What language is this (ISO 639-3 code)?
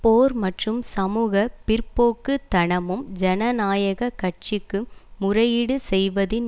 tam